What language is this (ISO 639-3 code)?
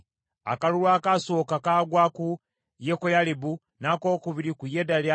lug